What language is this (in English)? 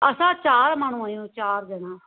Sindhi